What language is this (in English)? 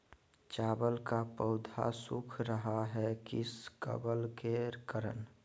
Magahi